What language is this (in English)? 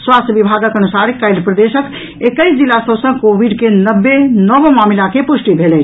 Maithili